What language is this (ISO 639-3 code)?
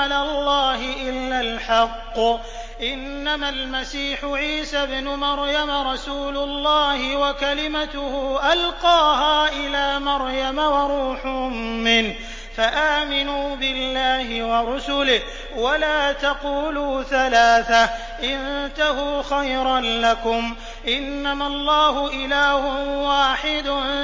ara